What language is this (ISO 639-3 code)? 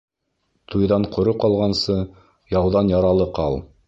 bak